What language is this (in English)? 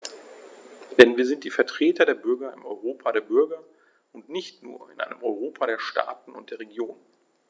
German